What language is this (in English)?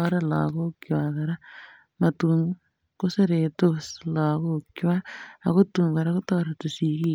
Kalenjin